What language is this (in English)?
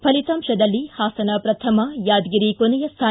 Kannada